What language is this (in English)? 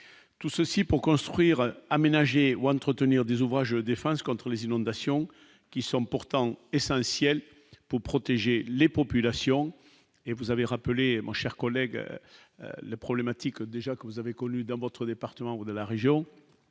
French